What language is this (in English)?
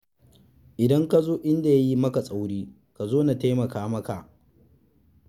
Hausa